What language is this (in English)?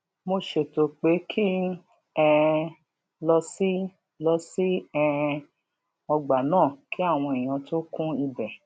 Yoruba